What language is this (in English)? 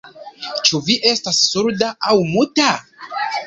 Esperanto